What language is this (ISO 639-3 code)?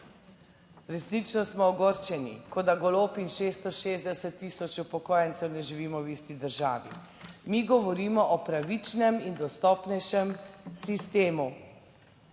slv